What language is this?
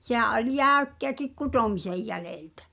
Finnish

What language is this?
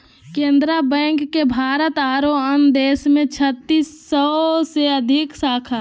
Magahi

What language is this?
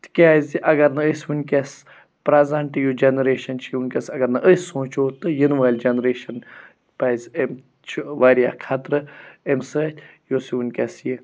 Kashmiri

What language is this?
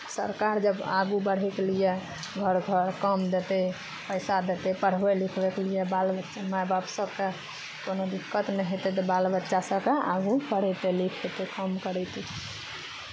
Maithili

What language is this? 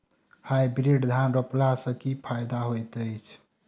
Maithili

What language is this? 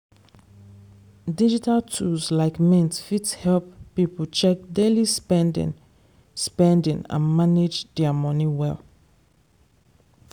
Nigerian Pidgin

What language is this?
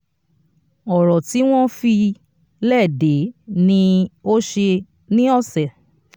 Yoruba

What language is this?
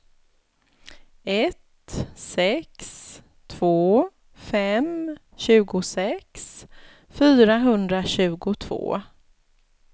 Swedish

